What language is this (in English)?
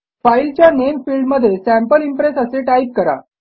Marathi